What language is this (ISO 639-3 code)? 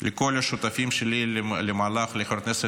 heb